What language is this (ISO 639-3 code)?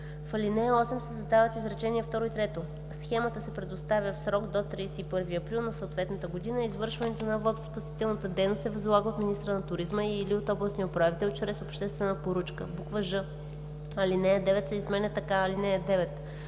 bul